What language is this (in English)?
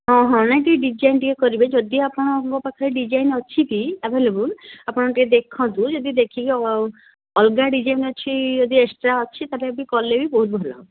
Odia